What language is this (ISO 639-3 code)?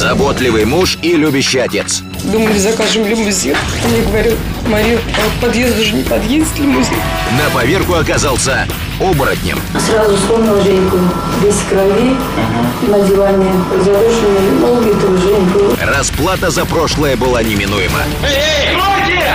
rus